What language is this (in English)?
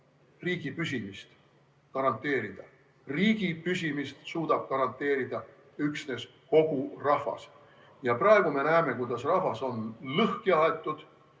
Estonian